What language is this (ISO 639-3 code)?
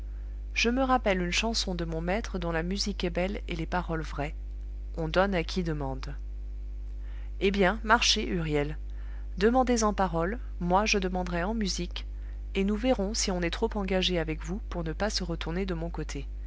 fra